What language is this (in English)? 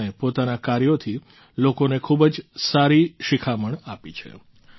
Gujarati